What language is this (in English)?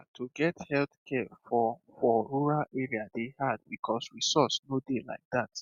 Nigerian Pidgin